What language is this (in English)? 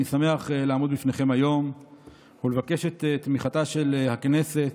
Hebrew